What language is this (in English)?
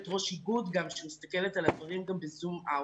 Hebrew